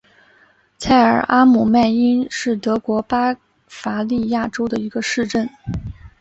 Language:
Chinese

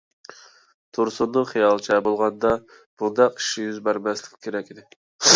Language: Uyghur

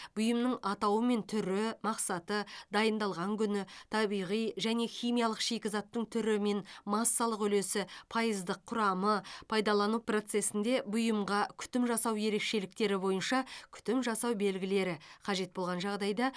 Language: Kazakh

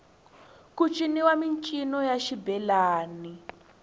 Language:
Tsonga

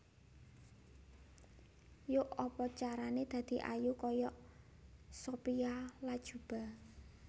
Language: Javanese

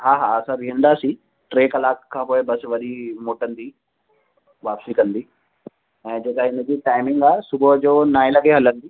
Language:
Sindhi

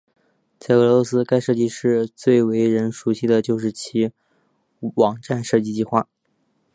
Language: Chinese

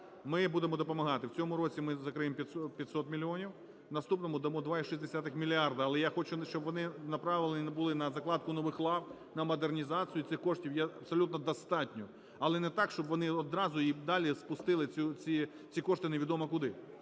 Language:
Ukrainian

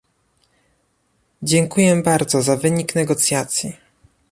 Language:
Polish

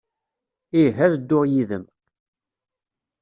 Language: Kabyle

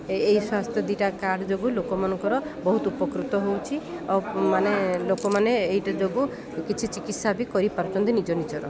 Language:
Odia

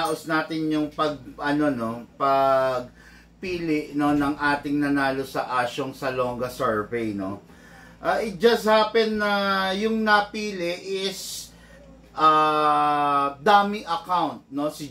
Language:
Filipino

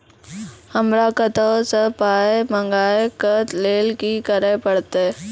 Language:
Maithili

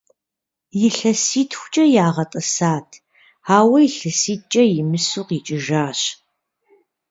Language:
Kabardian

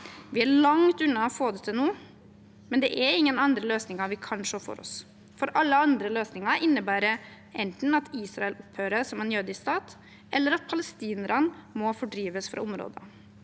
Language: Norwegian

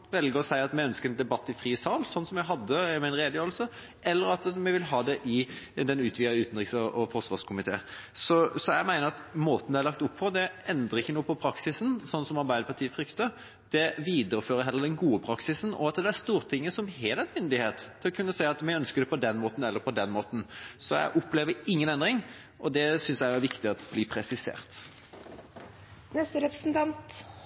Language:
Norwegian Bokmål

